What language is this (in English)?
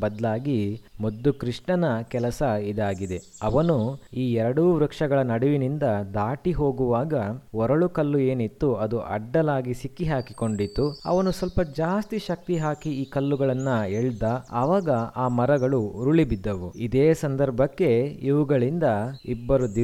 Kannada